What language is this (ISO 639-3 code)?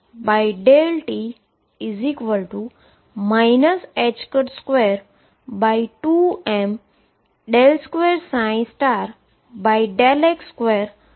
guj